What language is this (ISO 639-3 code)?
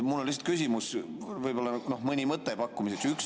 est